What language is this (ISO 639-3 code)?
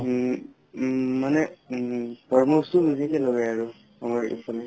asm